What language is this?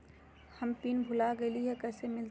Magahi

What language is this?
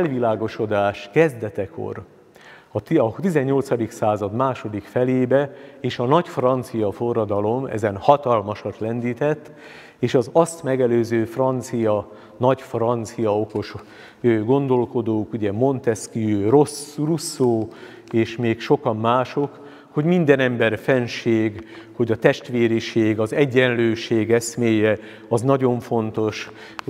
Hungarian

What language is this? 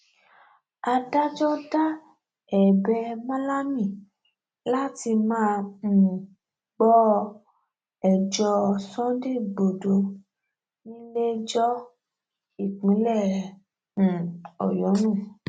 Yoruba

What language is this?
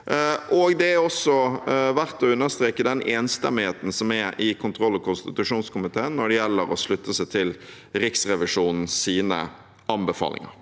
Norwegian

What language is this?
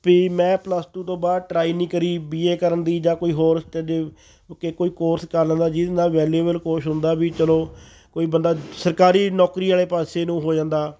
Punjabi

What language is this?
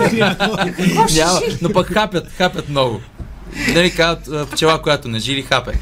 Bulgarian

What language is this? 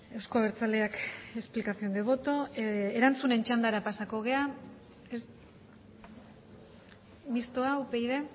Basque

